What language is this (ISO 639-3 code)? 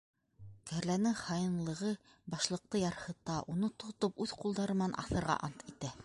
bak